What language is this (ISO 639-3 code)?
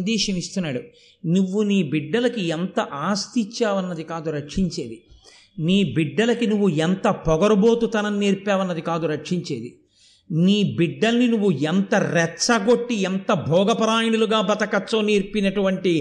tel